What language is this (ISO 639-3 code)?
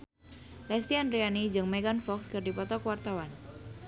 sun